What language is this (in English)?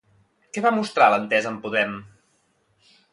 Catalan